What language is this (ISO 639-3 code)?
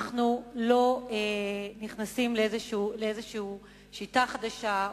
heb